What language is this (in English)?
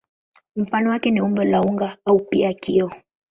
Swahili